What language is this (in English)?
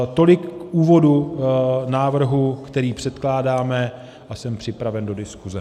Czech